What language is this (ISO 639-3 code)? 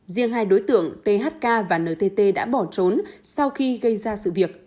vie